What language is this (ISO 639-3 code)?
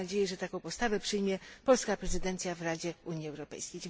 pol